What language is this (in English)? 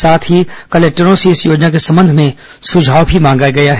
Hindi